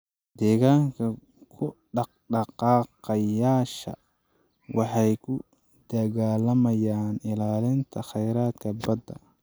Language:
Somali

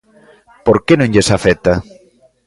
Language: Galician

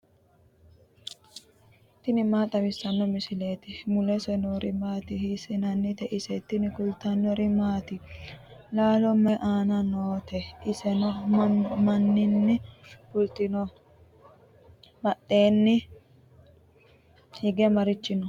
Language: Sidamo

